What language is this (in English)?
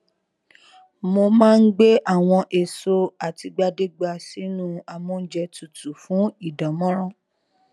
Yoruba